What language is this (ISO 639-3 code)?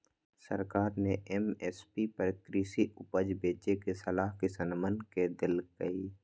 mag